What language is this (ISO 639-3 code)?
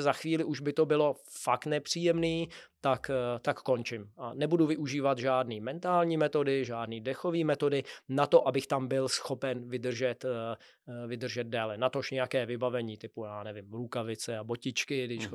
ces